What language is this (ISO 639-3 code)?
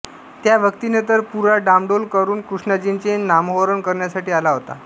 mar